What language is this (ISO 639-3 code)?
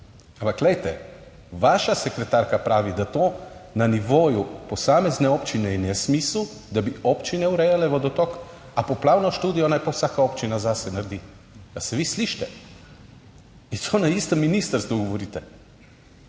slv